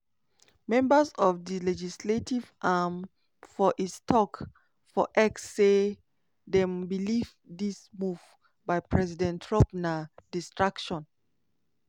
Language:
Nigerian Pidgin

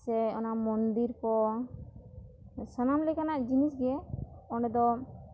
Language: Santali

